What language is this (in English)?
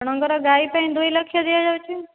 Odia